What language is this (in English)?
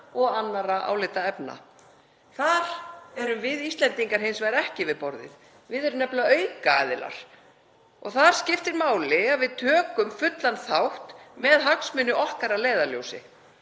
Icelandic